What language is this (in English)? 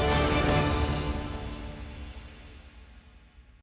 Ukrainian